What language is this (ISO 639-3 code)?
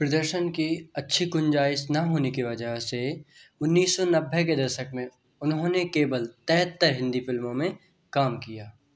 hin